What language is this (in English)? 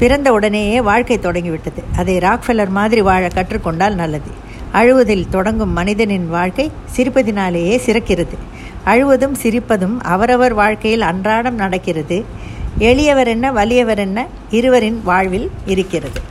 Tamil